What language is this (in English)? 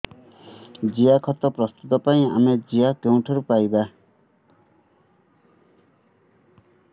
Odia